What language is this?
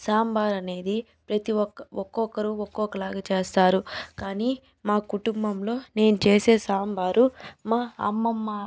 Telugu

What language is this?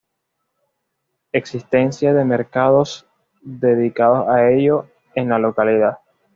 Spanish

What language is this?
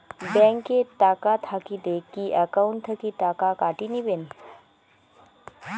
Bangla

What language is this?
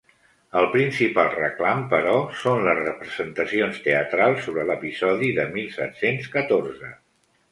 Catalan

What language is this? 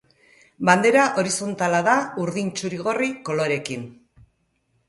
Basque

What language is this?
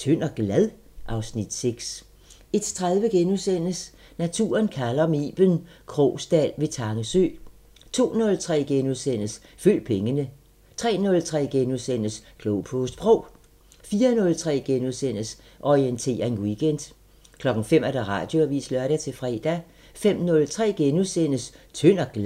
Danish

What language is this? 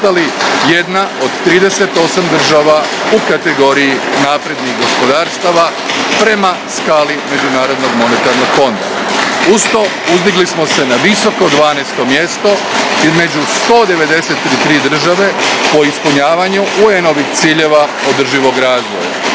Croatian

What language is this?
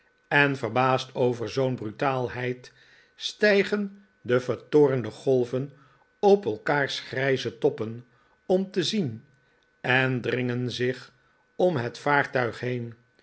Dutch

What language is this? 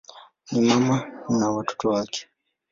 Swahili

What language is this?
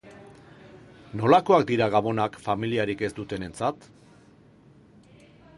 Basque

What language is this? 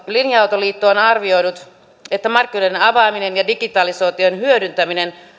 Finnish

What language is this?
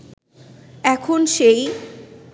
Bangla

